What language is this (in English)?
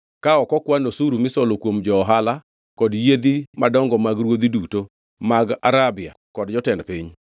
Luo (Kenya and Tanzania)